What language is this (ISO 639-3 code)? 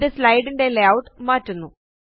mal